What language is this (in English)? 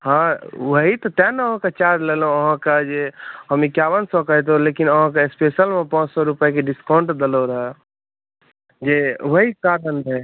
Maithili